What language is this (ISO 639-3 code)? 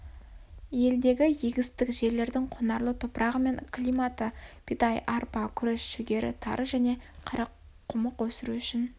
kaz